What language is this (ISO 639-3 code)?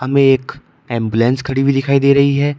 hin